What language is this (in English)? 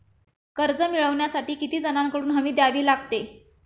Marathi